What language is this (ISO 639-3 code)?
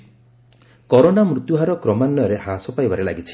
ori